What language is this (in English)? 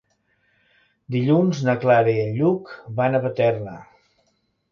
Catalan